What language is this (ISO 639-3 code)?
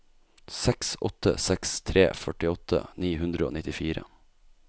nor